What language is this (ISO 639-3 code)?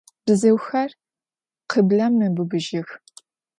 ady